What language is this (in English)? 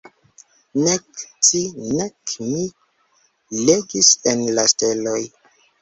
Esperanto